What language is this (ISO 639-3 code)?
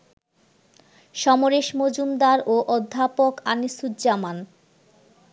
ben